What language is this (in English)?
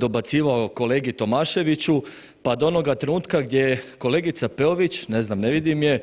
Croatian